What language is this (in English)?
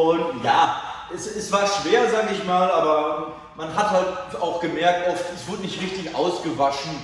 German